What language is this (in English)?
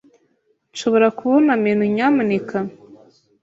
Kinyarwanda